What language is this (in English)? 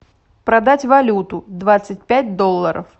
Russian